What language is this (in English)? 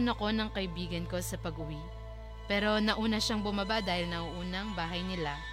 Filipino